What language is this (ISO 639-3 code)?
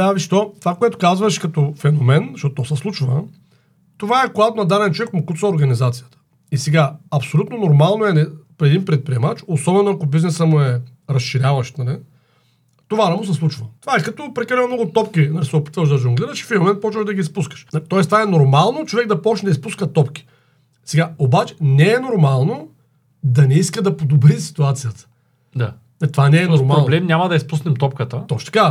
bul